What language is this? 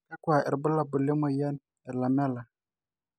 Masai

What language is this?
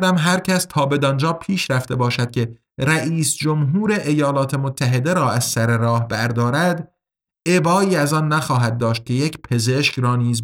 Persian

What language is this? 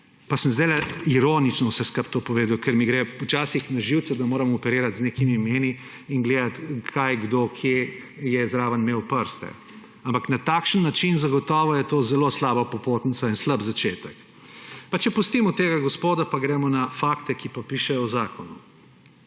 Slovenian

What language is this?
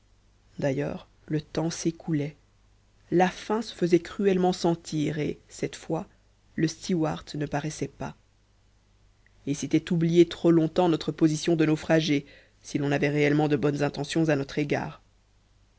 French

